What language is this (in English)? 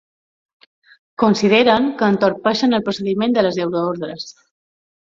Catalan